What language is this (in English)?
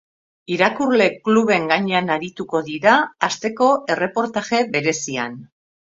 Basque